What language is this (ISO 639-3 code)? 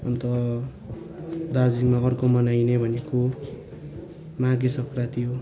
nep